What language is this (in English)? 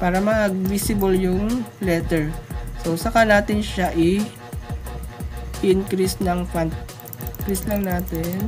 Filipino